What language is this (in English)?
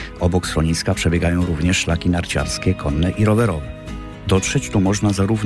Polish